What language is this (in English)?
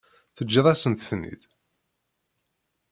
Kabyle